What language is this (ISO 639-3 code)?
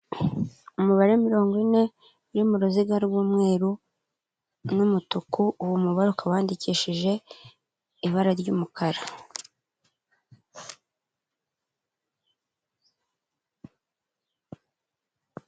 kin